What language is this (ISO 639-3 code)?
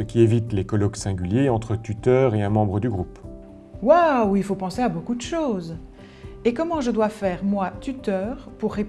fra